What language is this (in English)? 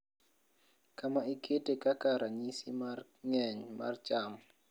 Luo (Kenya and Tanzania)